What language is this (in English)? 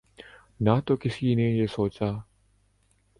Urdu